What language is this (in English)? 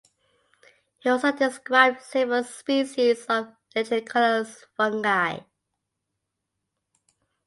English